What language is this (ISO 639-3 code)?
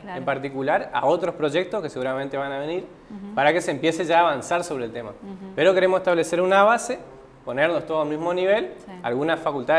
spa